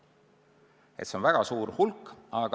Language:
Estonian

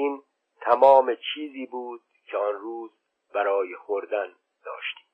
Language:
Persian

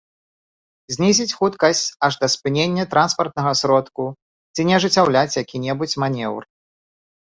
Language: Belarusian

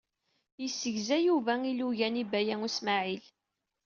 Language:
Kabyle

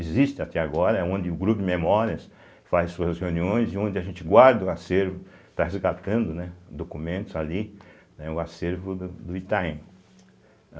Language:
Portuguese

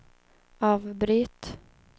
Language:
Swedish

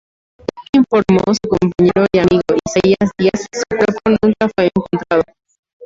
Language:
Spanish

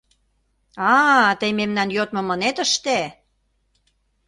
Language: Mari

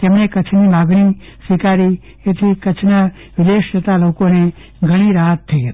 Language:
Gujarati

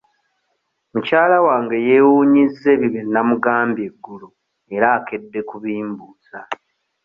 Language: Ganda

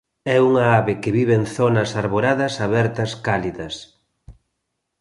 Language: Galician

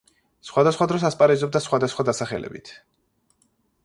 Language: Georgian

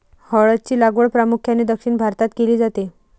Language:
Marathi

